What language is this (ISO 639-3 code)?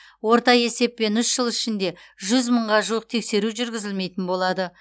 kaz